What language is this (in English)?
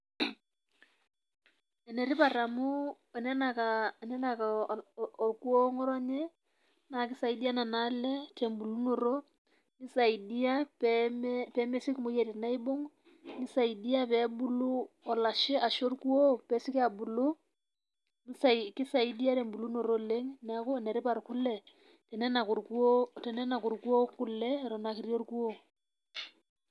Masai